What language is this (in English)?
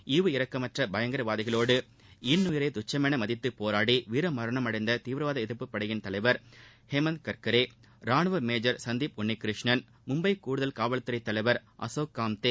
Tamil